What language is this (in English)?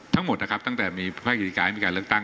Thai